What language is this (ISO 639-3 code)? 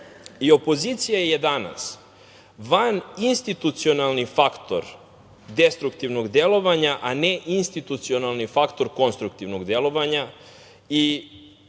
srp